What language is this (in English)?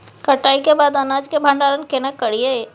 Maithili